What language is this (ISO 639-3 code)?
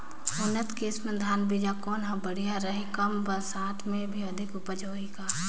hne